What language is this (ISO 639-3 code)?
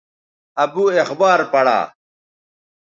btv